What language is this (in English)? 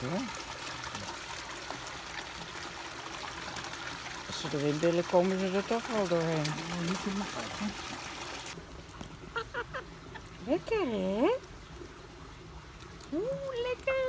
Dutch